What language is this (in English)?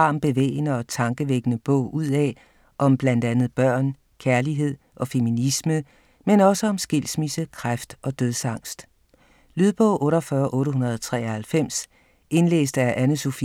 Danish